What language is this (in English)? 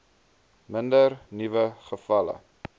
Afrikaans